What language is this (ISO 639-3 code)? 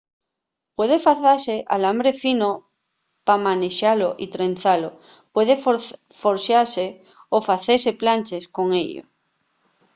ast